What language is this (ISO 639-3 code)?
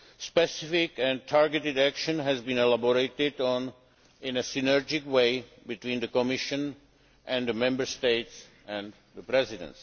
eng